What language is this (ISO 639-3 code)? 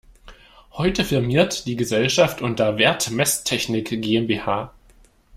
deu